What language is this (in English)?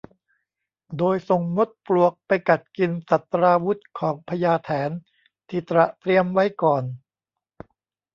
Thai